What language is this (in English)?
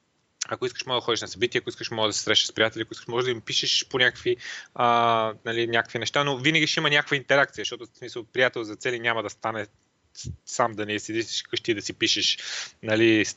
Bulgarian